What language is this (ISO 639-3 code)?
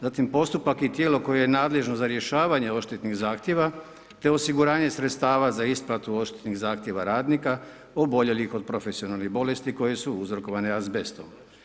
hrv